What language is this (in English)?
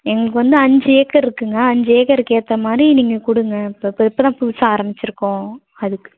Tamil